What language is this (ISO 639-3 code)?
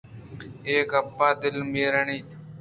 bgp